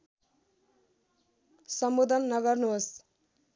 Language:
Nepali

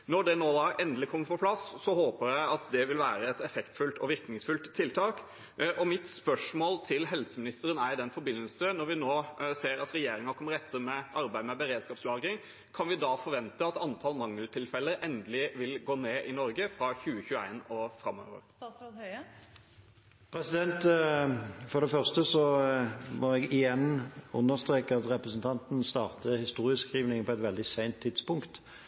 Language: Norwegian Bokmål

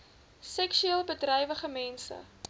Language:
Afrikaans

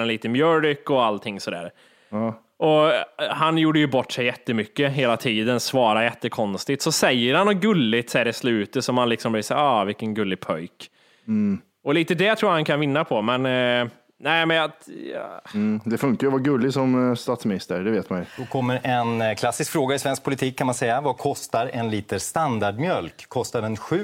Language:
Swedish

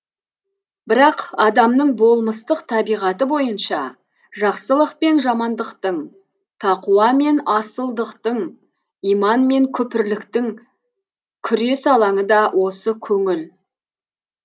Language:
Kazakh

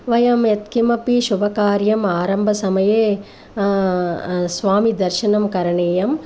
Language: Sanskrit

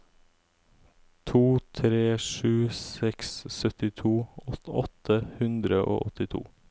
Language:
Norwegian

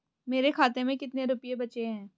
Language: Hindi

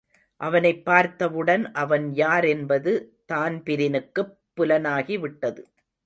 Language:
Tamil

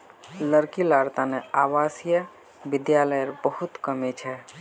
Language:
Magahi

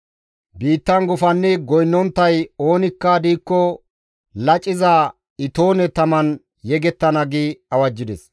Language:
Gamo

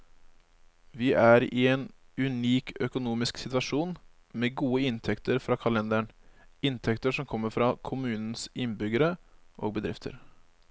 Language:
Norwegian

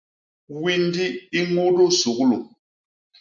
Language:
Basaa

